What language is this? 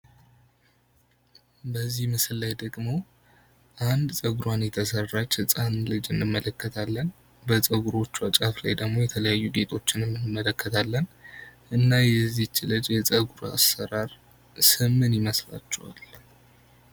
Amharic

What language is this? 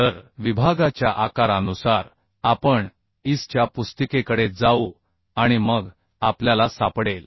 Marathi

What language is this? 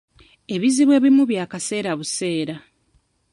Ganda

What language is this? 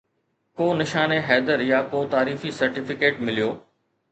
Sindhi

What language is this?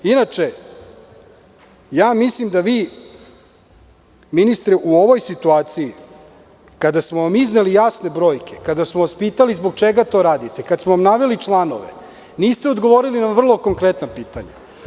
Serbian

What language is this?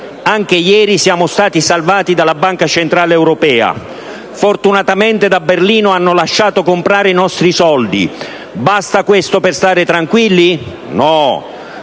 Italian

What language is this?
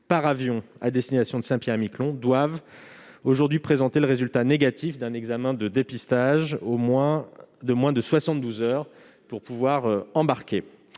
French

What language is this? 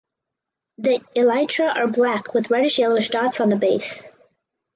English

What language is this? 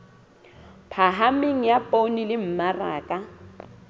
Southern Sotho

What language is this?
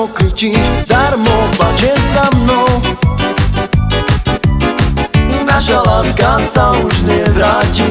Slovak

